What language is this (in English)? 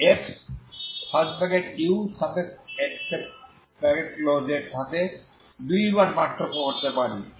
Bangla